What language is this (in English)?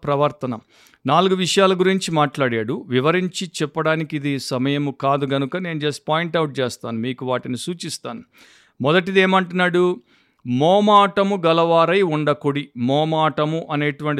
Telugu